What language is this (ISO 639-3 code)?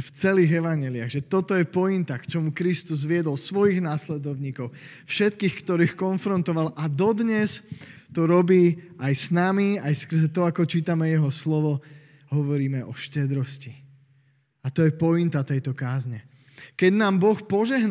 slk